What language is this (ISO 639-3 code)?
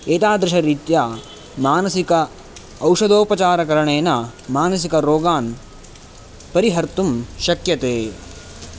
san